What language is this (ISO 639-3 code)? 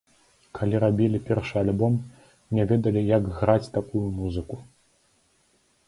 bel